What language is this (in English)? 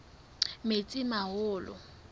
Southern Sotho